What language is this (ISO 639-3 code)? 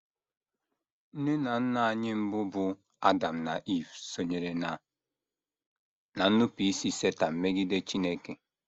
ibo